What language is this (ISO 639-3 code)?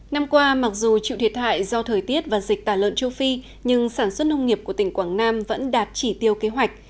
vie